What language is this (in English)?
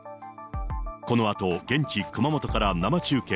Japanese